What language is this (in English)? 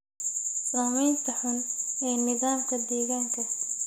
Somali